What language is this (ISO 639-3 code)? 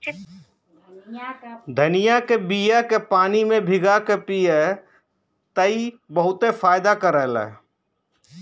bho